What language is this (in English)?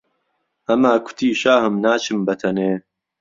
Central Kurdish